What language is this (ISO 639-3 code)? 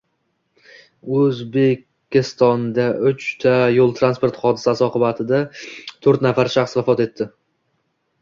uzb